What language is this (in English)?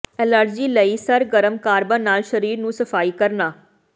Punjabi